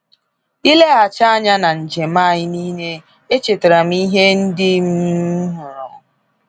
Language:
Igbo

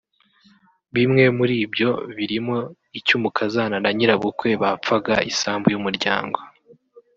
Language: Kinyarwanda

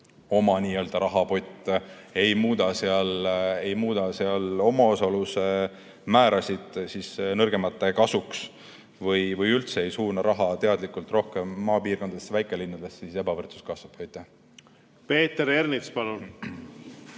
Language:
Estonian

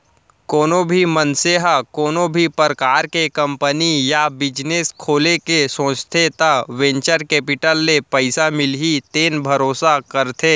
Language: Chhattisgarhi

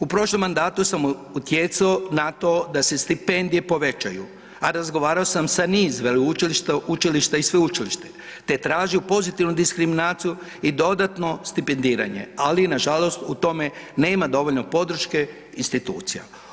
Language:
Croatian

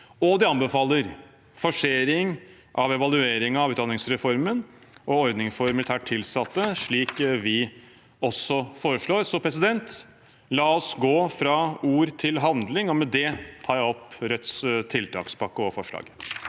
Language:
Norwegian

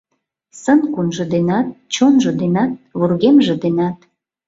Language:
Mari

